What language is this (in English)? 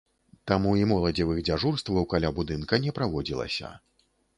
Belarusian